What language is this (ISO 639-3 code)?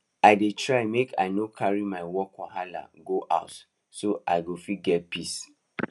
pcm